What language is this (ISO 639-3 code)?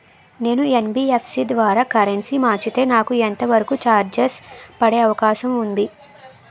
tel